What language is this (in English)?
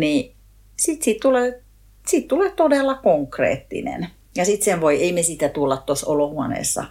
Finnish